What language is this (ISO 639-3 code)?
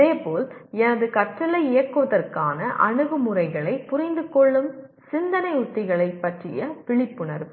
tam